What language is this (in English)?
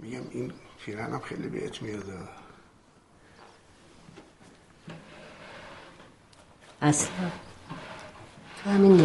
Persian